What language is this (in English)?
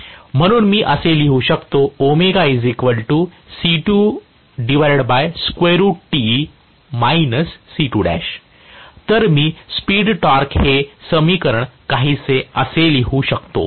Marathi